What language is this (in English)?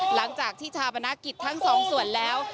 Thai